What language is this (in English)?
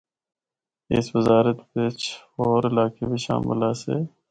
Northern Hindko